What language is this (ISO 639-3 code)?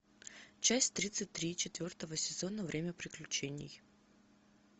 rus